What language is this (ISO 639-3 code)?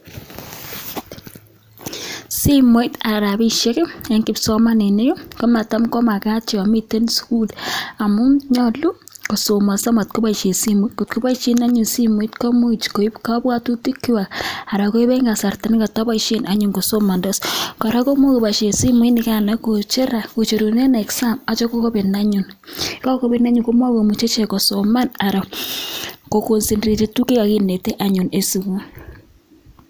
kln